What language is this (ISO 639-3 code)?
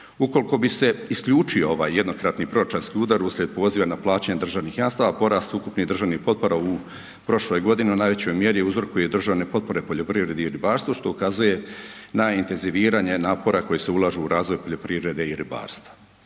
hrv